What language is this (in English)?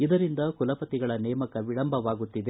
Kannada